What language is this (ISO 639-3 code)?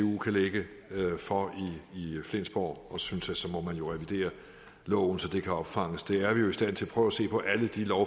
dan